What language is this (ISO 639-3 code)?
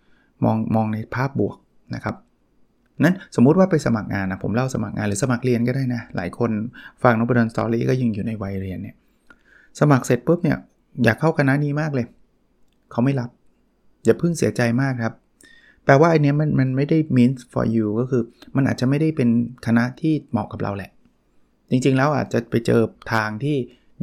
tha